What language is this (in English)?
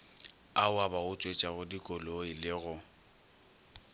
Northern Sotho